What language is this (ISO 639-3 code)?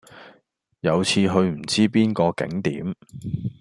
yue